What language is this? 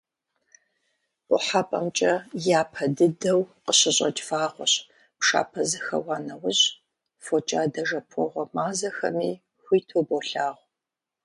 Kabardian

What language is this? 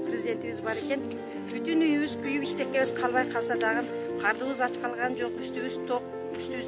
Turkish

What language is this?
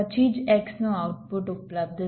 Gujarati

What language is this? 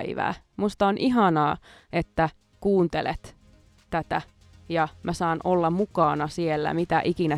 Finnish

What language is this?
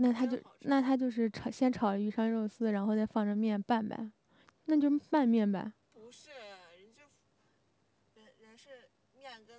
Chinese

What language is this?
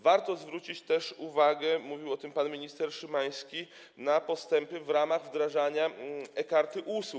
Polish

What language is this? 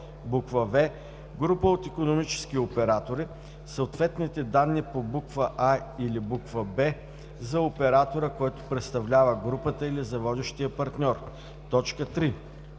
Bulgarian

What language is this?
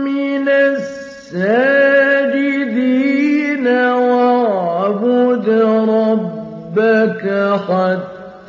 Arabic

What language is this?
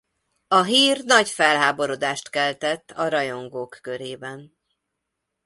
Hungarian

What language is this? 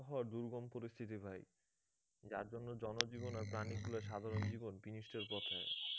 Bangla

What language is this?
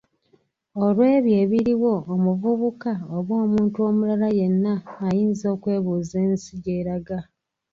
Ganda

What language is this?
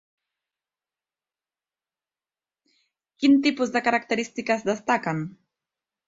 Catalan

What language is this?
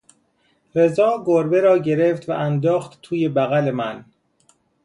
Persian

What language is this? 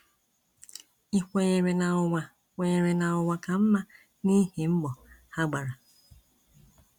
Igbo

